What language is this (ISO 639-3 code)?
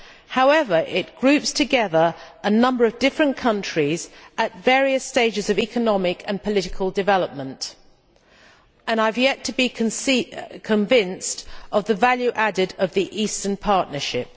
eng